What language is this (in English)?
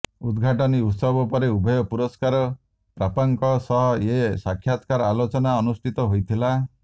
Odia